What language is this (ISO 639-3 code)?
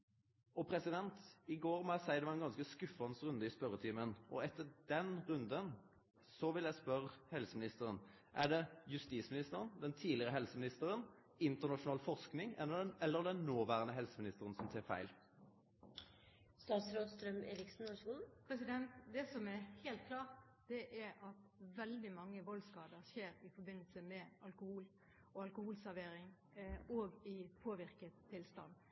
nor